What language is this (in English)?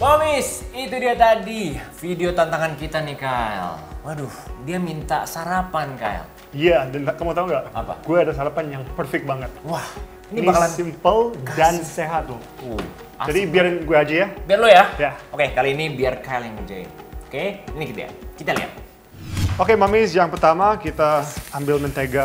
Indonesian